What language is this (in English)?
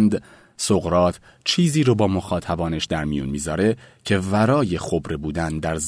Persian